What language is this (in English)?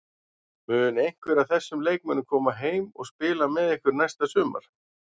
Icelandic